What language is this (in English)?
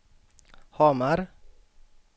Swedish